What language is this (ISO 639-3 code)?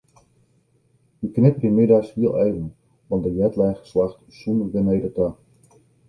fry